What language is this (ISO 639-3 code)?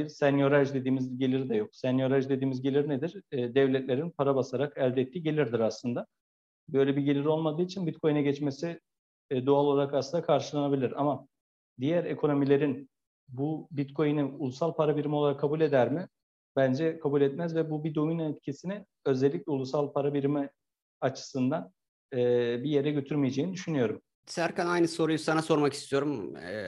tur